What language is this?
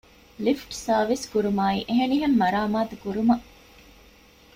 Divehi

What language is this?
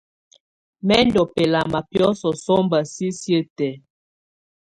Tunen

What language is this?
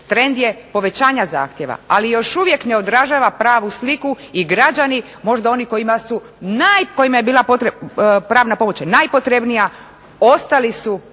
Croatian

